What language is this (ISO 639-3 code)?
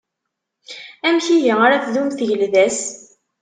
kab